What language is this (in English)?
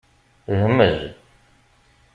Kabyle